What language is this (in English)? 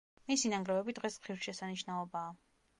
Georgian